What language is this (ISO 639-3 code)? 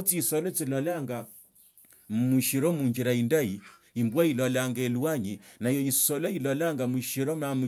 lto